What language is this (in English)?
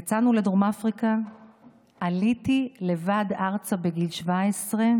Hebrew